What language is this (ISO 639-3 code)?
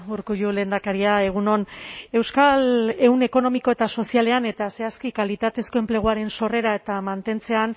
eus